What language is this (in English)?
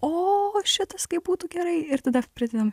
Lithuanian